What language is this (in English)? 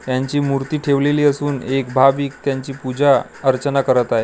Marathi